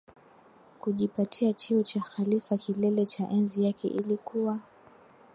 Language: Swahili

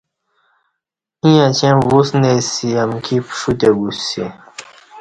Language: Kati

